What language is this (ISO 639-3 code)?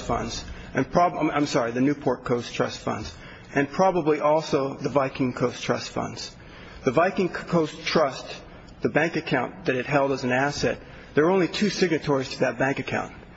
eng